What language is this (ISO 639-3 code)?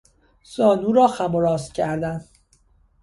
fas